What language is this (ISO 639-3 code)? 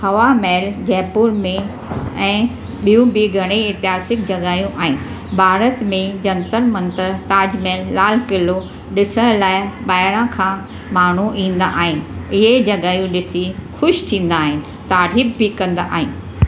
snd